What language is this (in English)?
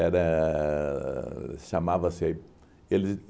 Portuguese